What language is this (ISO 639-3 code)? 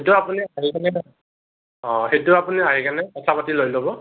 asm